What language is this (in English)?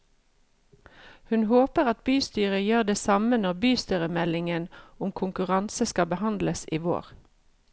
Norwegian